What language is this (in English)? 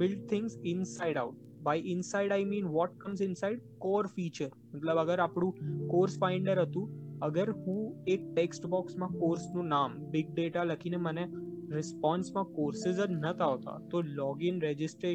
Gujarati